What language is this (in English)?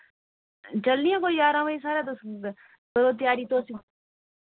Dogri